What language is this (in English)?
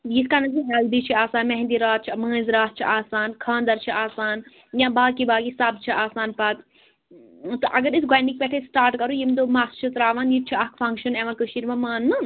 Kashmiri